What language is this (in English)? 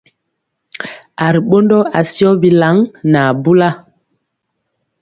Mpiemo